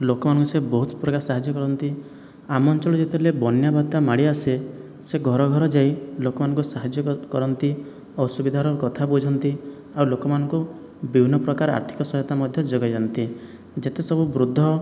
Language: Odia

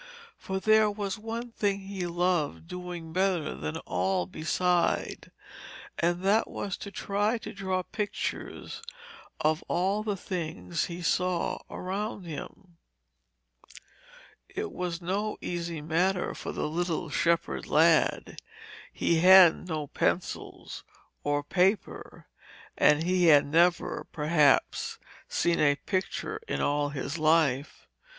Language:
English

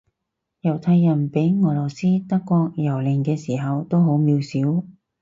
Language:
Cantonese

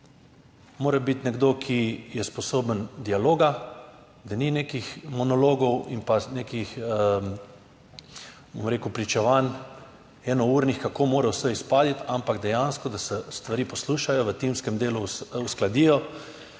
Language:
Slovenian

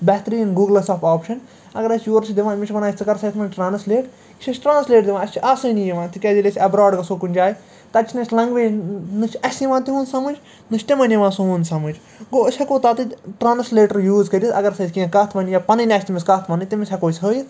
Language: Kashmiri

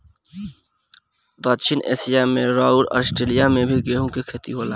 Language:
Bhojpuri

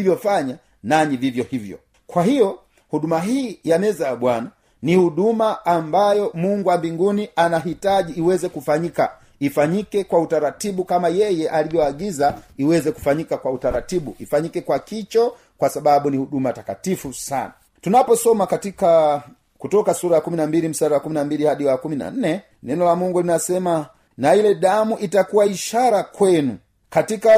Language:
Swahili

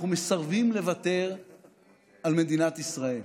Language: Hebrew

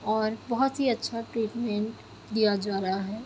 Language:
Urdu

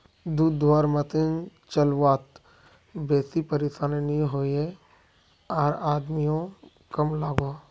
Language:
Magahi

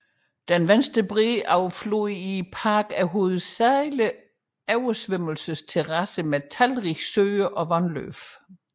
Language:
Danish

